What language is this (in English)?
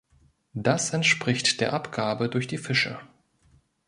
German